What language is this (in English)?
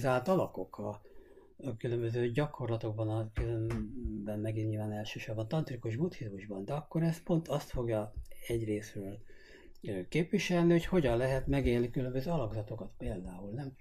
Hungarian